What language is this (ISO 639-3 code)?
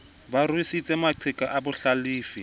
sot